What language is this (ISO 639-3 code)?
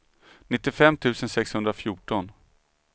swe